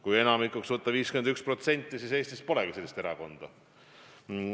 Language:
Estonian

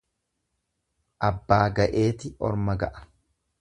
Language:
Oromo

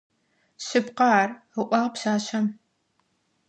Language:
Adyghe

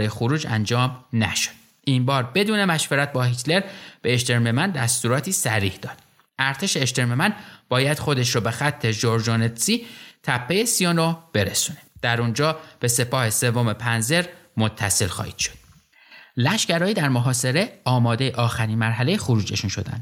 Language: Persian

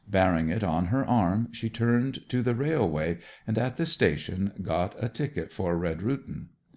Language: English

